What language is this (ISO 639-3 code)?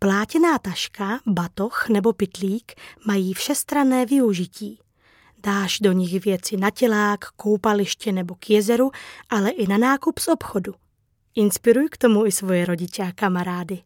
ces